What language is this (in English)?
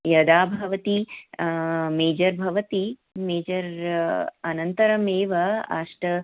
Sanskrit